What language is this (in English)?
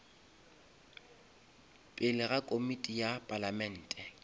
Northern Sotho